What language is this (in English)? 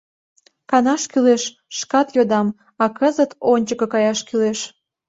Mari